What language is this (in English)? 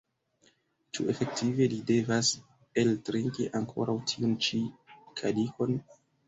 Esperanto